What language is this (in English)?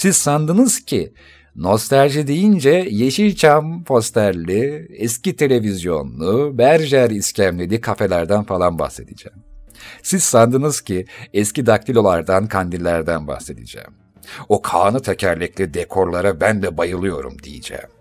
Turkish